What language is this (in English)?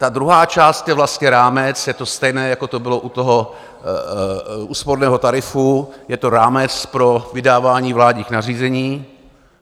Czech